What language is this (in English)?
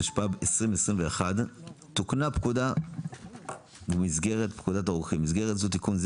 Hebrew